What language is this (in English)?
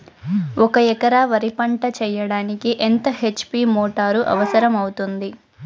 Telugu